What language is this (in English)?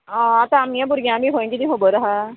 Konkani